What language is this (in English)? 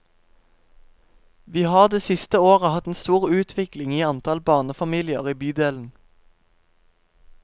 Norwegian